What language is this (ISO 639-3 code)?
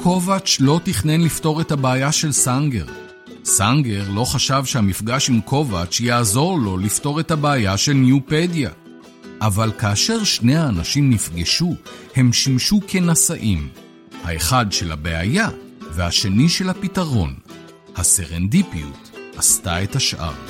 heb